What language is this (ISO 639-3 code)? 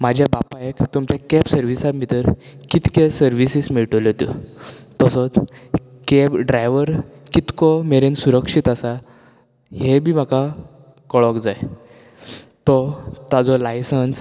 kok